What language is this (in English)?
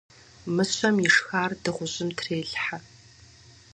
Kabardian